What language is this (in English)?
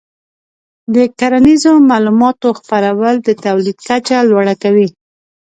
Pashto